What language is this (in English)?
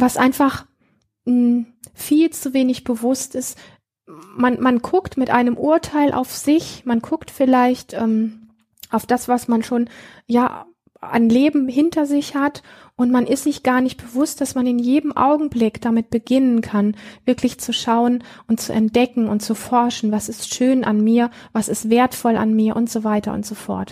German